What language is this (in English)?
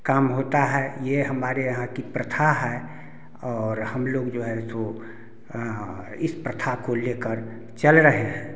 Hindi